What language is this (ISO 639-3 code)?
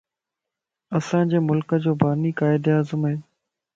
lss